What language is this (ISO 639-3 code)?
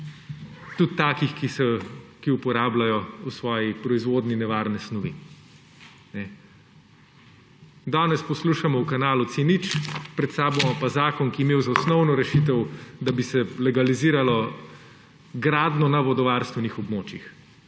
slv